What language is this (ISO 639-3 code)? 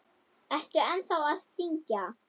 isl